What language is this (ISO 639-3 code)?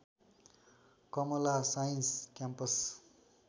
nep